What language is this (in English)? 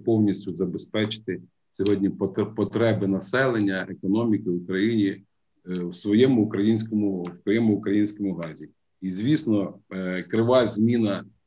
Ukrainian